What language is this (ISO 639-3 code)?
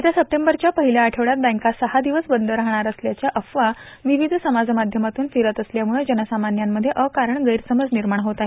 mar